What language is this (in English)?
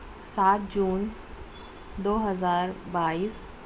Urdu